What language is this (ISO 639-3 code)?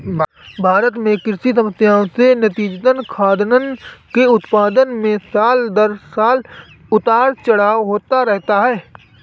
hin